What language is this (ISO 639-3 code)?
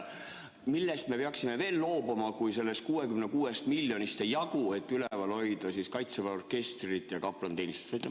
est